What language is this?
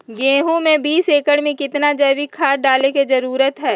Magahi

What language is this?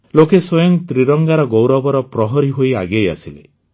Odia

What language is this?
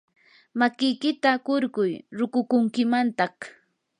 Yanahuanca Pasco Quechua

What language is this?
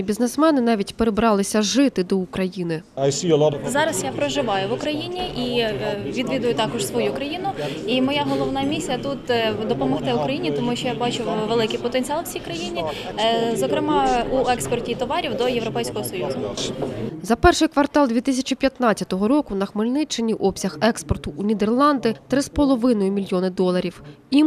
Ukrainian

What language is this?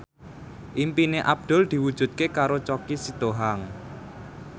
Javanese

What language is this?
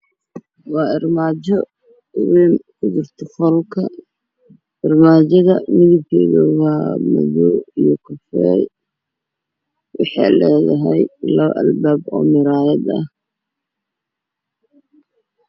Somali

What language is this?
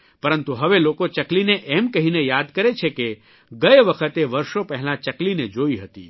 Gujarati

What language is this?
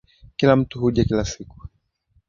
Swahili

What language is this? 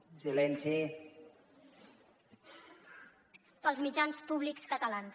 Catalan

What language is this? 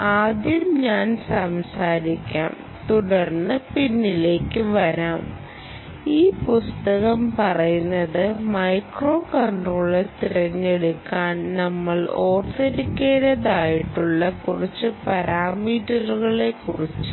Malayalam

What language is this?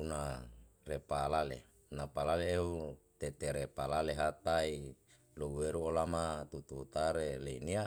Yalahatan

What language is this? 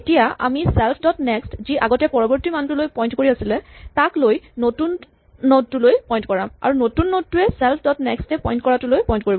Assamese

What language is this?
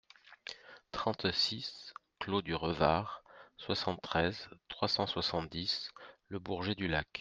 French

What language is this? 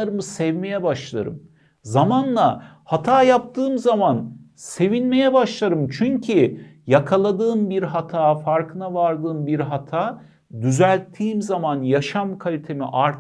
Turkish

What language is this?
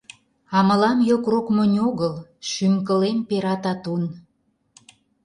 Mari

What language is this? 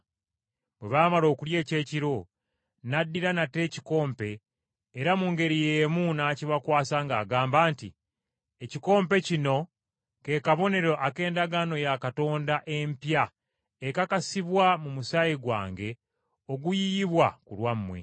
Ganda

